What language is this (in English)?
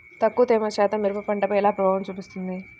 Telugu